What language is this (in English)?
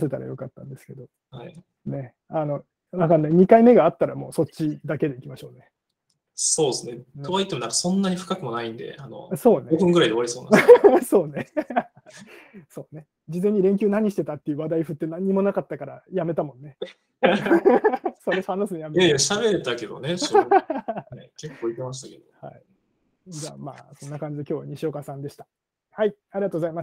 Japanese